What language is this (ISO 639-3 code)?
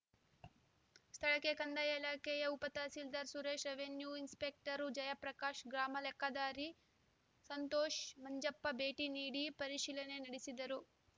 kan